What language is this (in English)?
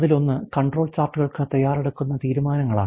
Malayalam